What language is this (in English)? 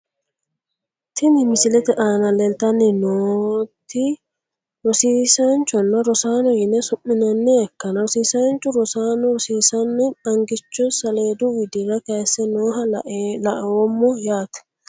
Sidamo